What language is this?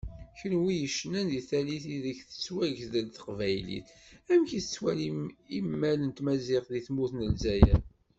Kabyle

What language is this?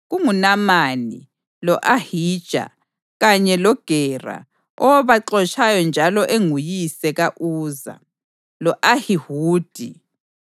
North Ndebele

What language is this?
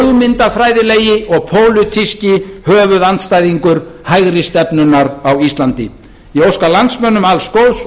Icelandic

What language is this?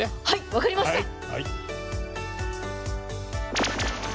Japanese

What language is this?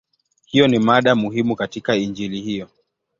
Swahili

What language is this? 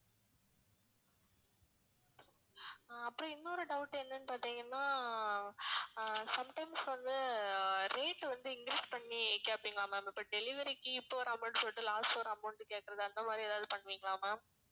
Tamil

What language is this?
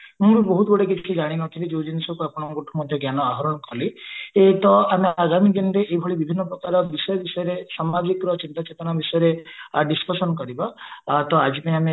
Odia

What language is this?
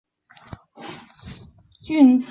Chinese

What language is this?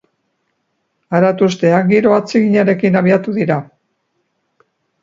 Basque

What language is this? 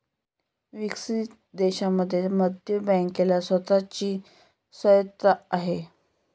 Marathi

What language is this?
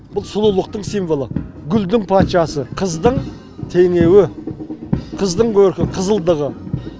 Kazakh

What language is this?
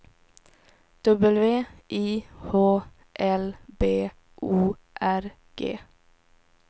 Swedish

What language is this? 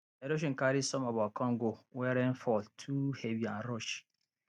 Nigerian Pidgin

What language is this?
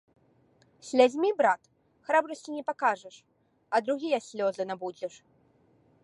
Belarusian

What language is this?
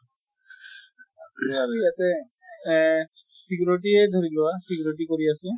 Assamese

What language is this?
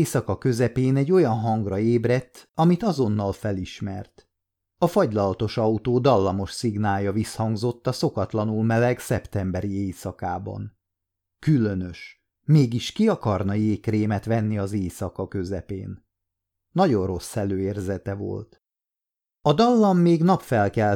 Hungarian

